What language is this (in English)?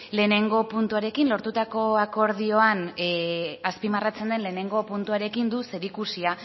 Basque